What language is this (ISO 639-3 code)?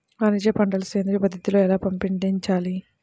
tel